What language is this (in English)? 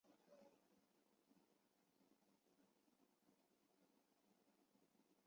Chinese